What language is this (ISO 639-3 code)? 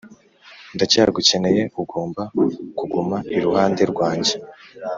kin